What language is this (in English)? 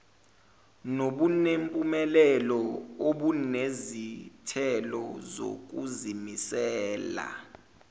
Zulu